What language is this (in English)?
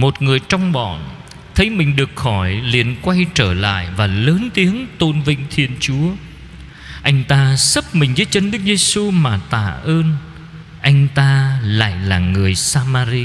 Vietnamese